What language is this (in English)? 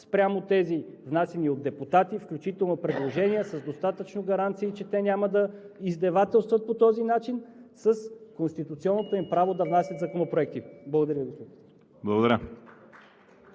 Bulgarian